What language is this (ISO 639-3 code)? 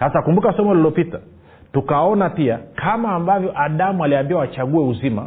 swa